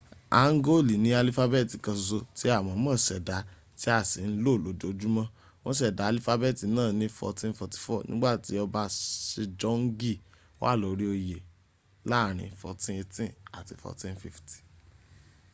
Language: Yoruba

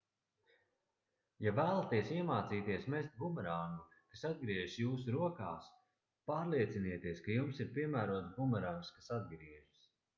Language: Latvian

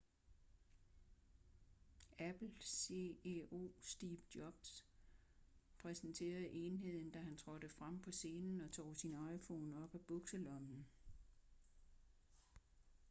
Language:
Danish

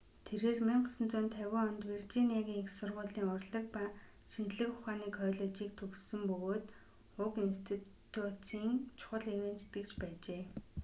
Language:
Mongolian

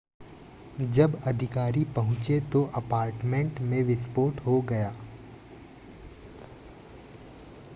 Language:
Hindi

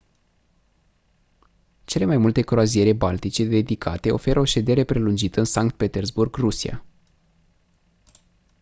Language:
Romanian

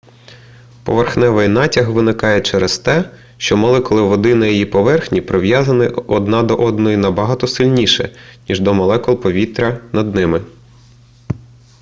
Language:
Ukrainian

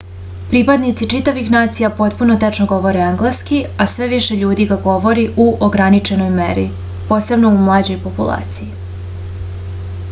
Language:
Serbian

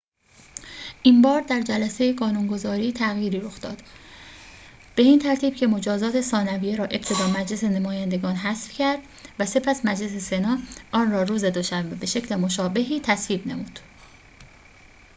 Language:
Persian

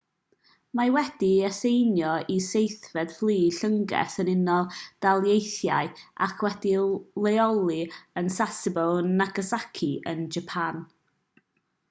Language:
Welsh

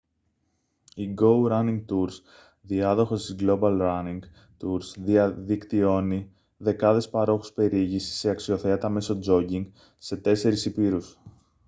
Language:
Greek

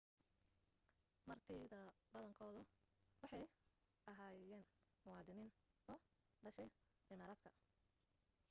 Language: Somali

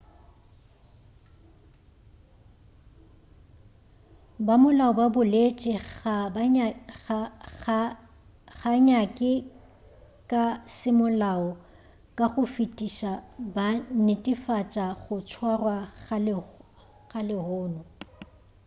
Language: Northern Sotho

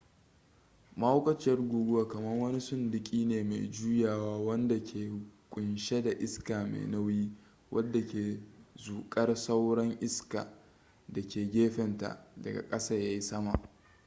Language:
Hausa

